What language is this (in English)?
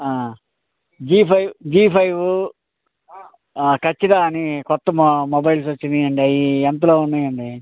Telugu